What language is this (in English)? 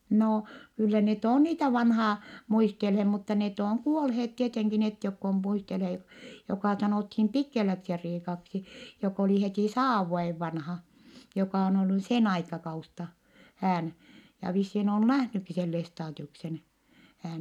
Finnish